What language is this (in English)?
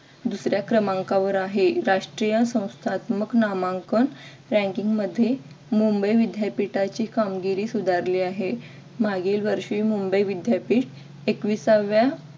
Marathi